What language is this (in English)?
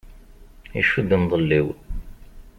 Kabyle